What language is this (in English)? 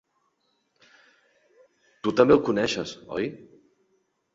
Catalan